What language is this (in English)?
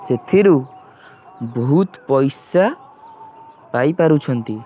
Odia